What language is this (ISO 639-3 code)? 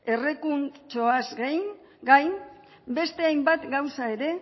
eus